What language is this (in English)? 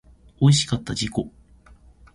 Japanese